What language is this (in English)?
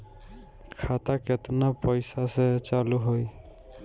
Bhojpuri